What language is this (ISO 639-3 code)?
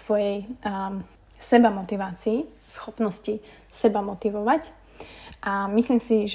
slk